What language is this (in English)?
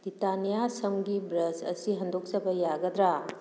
Manipuri